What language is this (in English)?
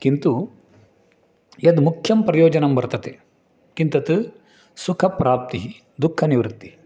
Sanskrit